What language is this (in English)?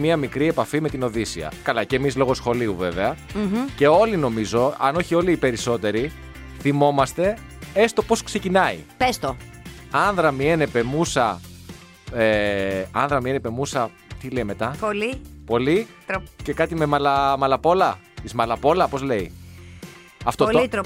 Greek